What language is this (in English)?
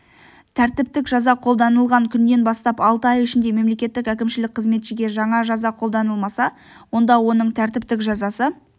Kazakh